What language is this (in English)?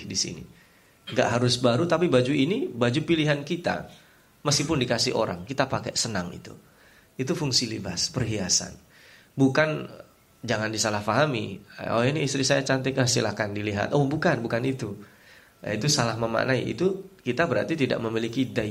Indonesian